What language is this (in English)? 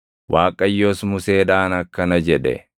Oromo